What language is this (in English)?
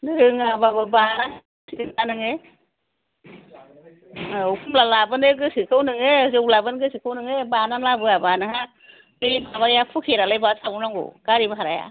Bodo